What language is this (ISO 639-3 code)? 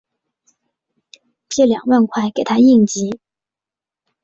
zho